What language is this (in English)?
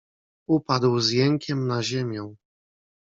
Polish